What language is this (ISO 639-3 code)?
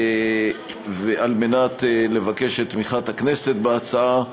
heb